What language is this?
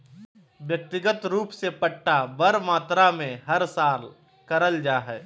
Magahi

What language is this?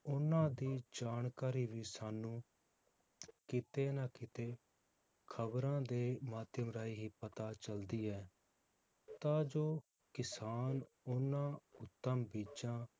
Punjabi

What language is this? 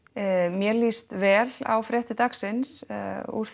Icelandic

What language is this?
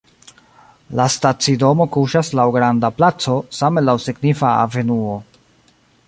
Esperanto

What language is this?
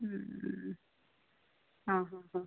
Sanskrit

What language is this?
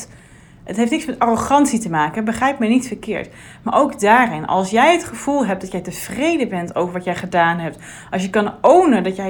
Dutch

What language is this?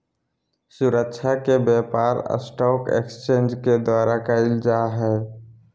Magahi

